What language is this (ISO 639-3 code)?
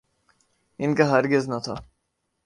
urd